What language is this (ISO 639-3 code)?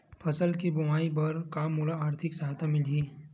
hne